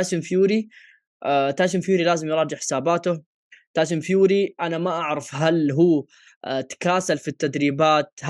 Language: Arabic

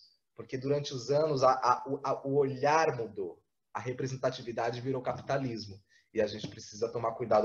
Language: Portuguese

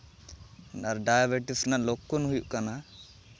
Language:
Santali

